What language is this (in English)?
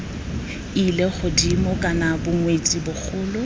Tswana